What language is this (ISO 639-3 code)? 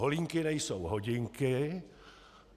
ces